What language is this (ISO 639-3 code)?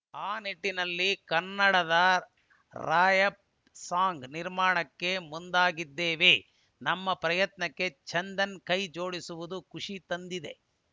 kan